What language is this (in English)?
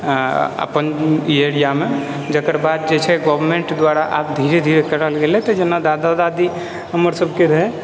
Maithili